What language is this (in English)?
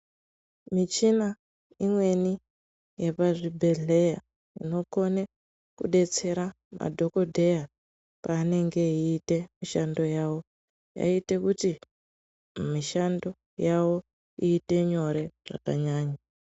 Ndau